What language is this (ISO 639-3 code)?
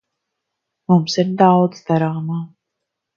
lav